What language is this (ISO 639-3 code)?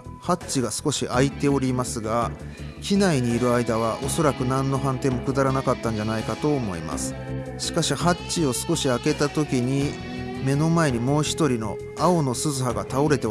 jpn